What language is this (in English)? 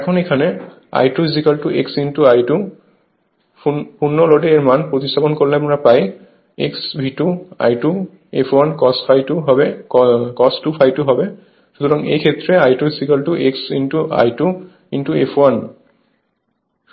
Bangla